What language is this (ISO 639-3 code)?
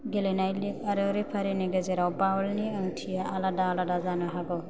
brx